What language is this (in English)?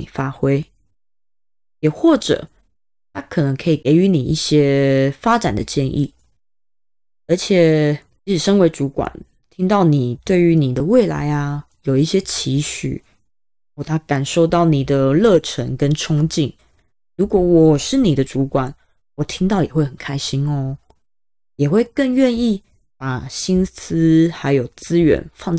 Chinese